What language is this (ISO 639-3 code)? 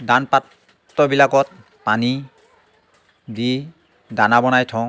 asm